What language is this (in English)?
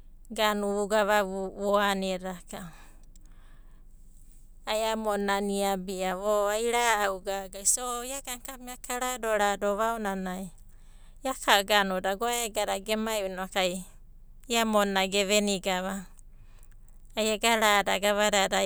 Abadi